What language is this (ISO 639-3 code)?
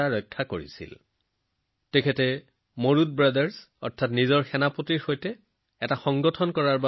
asm